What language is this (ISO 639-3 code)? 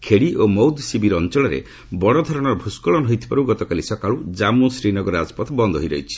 ori